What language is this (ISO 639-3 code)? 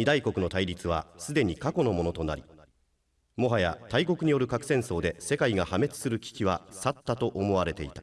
jpn